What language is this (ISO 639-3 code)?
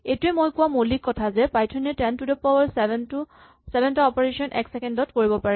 asm